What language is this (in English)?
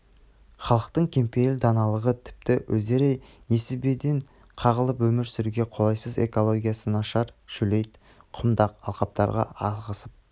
Kazakh